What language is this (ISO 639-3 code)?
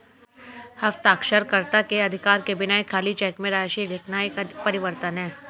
hin